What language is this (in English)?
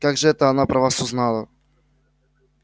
Russian